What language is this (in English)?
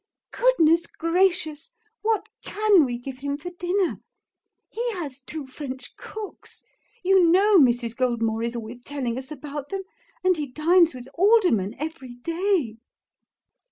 English